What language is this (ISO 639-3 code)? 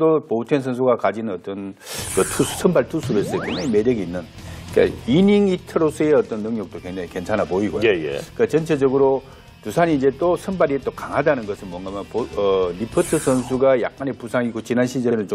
kor